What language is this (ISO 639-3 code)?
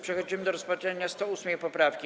pol